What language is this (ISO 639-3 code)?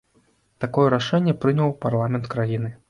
bel